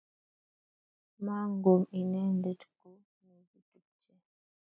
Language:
Kalenjin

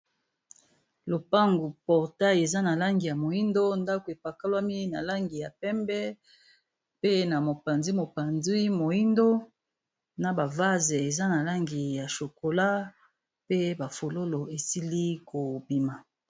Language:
Lingala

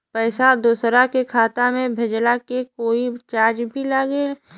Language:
Bhojpuri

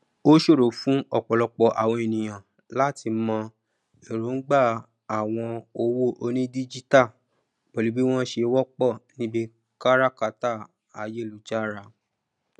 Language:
Yoruba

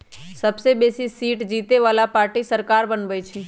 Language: Magahi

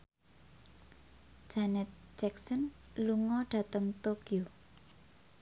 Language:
Javanese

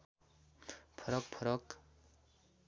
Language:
Nepali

